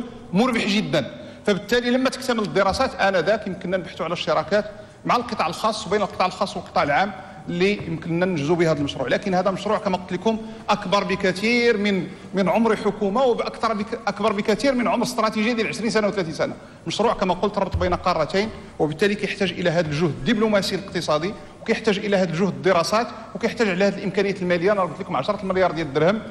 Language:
Arabic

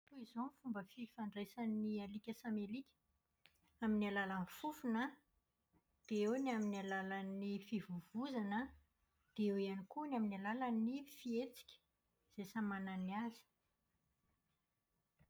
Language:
Malagasy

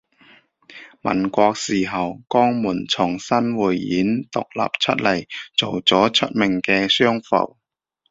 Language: Cantonese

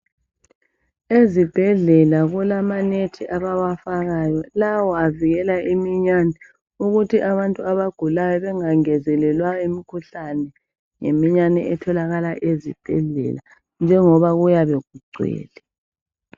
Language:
North Ndebele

